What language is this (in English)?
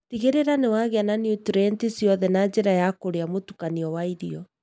Kikuyu